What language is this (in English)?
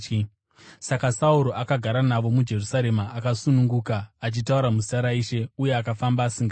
Shona